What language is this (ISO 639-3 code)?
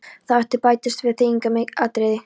isl